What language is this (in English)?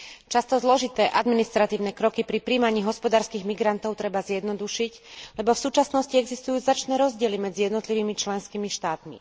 Slovak